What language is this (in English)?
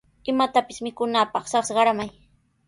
Sihuas Ancash Quechua